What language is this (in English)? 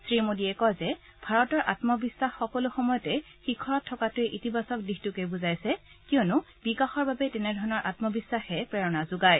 Assamese